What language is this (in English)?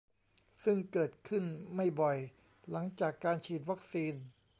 Thai